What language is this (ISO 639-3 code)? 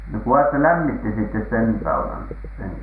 fin